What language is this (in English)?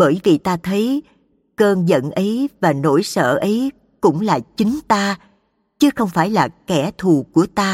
Vietnamese